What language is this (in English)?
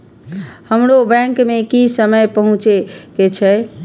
Maithili